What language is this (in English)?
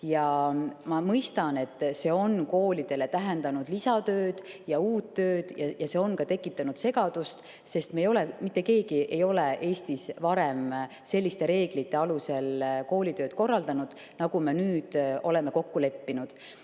Estonian